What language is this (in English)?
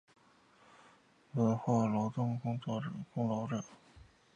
Chinese